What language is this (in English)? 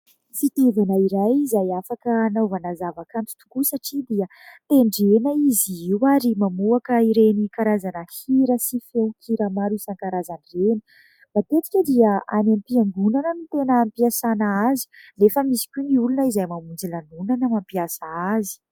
Malagasy